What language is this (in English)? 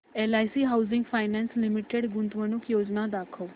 Marathi